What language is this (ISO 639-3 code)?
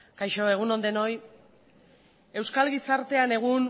eus